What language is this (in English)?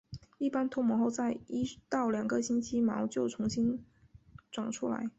Chinese